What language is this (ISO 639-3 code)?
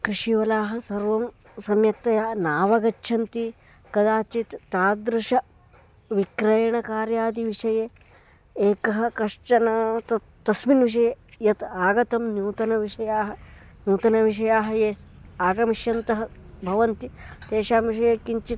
san